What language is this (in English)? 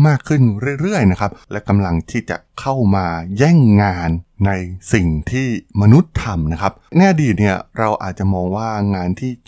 Thai